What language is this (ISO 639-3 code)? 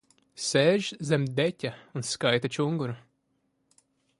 lav